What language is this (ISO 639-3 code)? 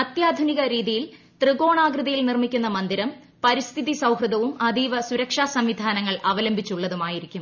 mal